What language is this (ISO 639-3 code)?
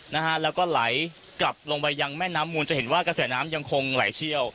tha